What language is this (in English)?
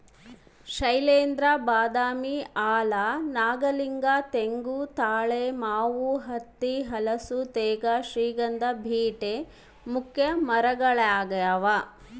Kannada